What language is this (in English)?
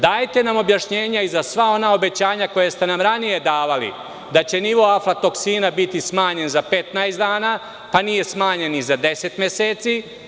Serbian